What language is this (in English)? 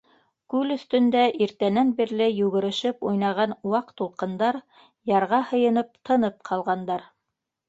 Bashkir